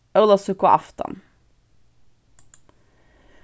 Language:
Faroese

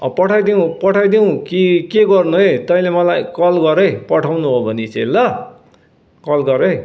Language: Nepali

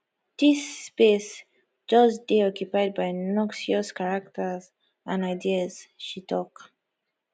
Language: Nigerian Pidgin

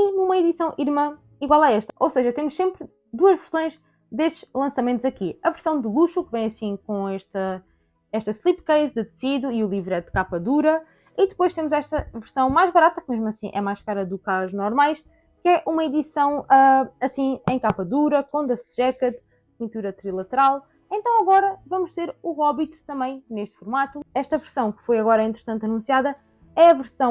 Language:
Portuguese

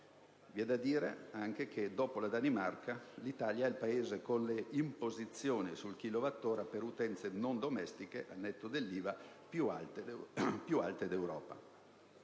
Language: Italian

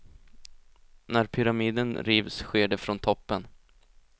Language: Swedish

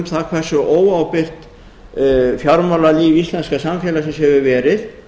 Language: Icelandic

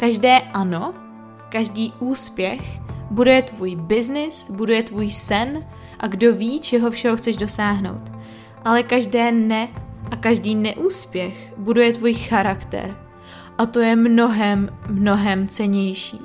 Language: Czech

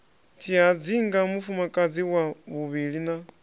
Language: Venda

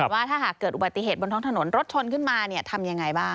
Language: Thai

